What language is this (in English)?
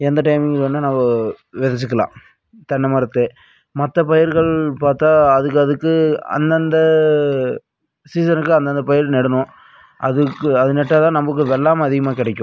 Tamil